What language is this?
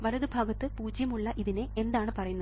Malayalam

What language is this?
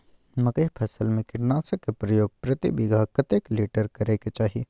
Maithili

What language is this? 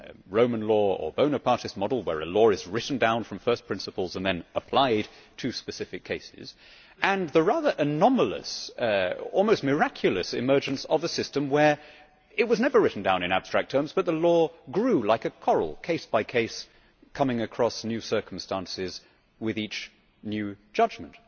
English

